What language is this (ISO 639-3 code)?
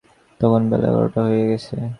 ben